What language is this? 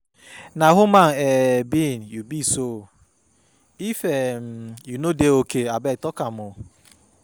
Nigerian Pidgin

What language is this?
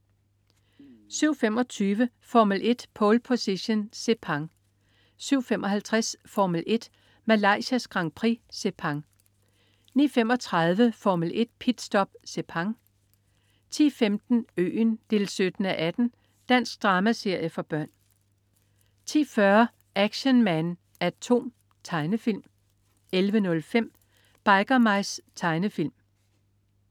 Danish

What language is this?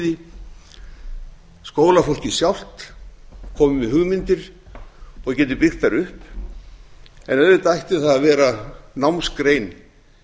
Icelandic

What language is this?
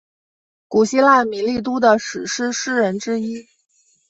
Chinese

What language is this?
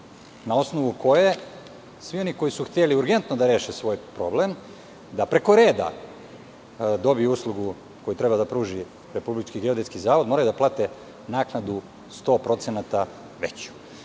Serbian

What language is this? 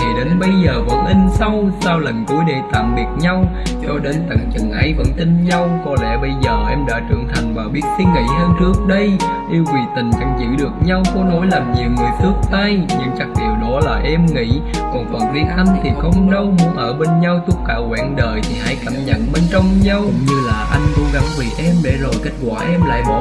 Vietnamese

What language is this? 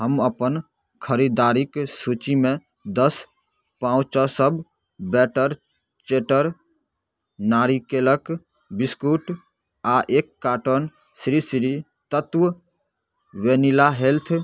Maithili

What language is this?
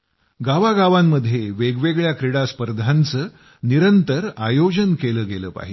Marathi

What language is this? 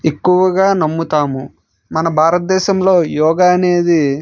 Telugu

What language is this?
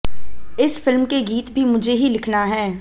Hindi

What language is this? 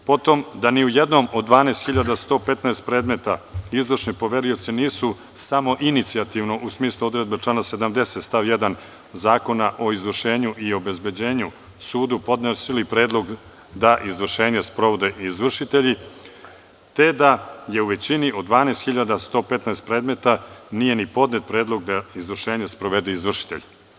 Serbian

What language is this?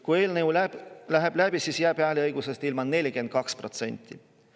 Estonian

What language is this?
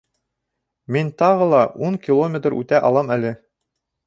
Bashkir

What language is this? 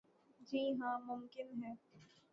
Urdu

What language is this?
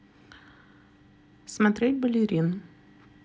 Russian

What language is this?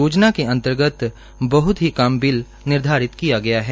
Hindi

